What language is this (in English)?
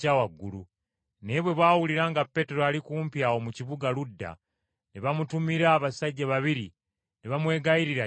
Ganda